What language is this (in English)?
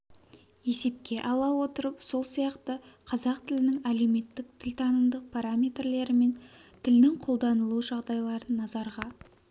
Kazakh